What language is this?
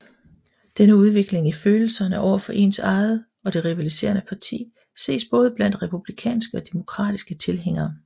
Danish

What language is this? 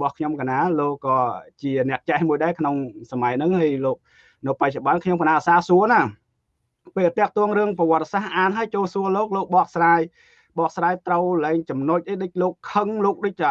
Vietnamese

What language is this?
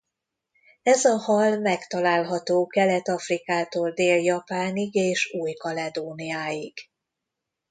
Hungarian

